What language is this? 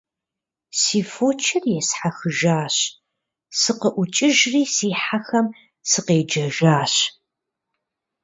Kabardian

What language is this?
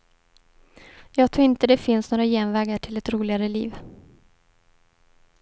Swedish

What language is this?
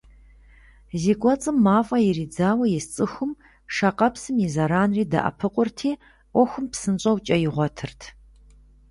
Kabardian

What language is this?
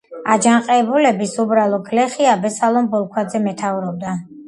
Georgian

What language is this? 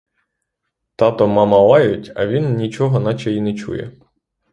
Ukrainian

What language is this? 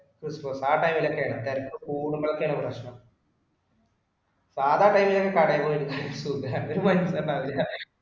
Malayalam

